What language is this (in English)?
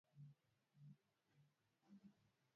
Swahili